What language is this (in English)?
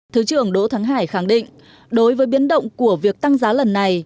Vietnamese